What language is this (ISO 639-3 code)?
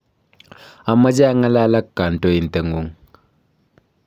kln